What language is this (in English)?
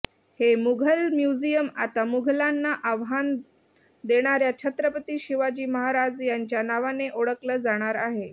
Marathi